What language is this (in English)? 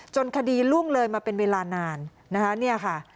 Thai